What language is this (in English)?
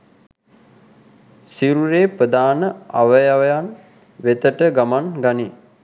Sinhala